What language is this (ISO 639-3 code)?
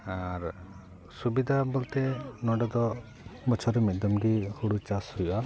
sat